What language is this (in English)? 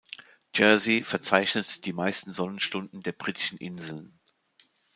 German